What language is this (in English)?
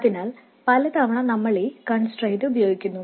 Malayalam